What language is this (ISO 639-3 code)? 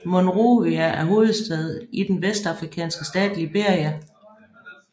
dan